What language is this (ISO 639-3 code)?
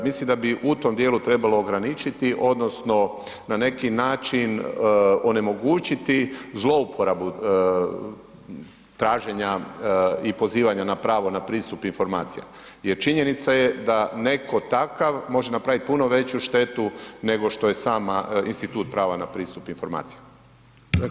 hrv